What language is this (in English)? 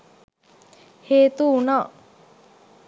Sinhala